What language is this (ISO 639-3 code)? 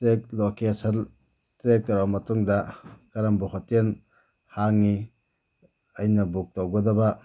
mni